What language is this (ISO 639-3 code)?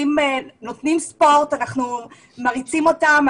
heb